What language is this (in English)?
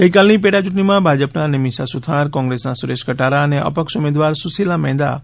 Gujarati